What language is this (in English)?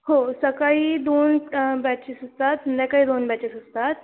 Marathi